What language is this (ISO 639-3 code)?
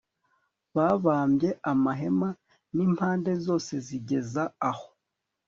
kin